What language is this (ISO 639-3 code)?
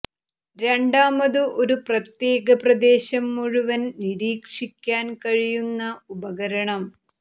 mal